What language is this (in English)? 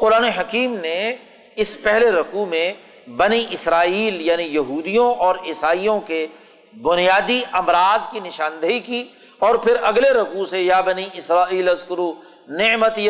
Urdu